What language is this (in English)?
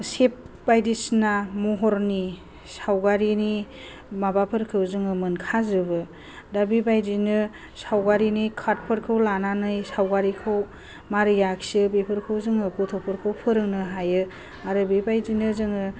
Bodo